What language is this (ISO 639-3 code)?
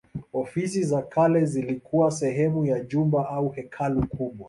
swa